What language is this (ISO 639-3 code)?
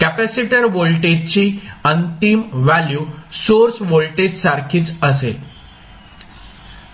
mar